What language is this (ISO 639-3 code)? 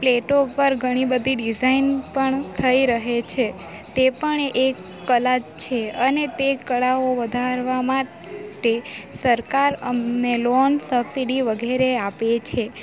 guj